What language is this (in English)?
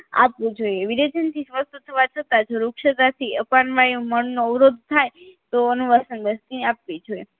Gujarati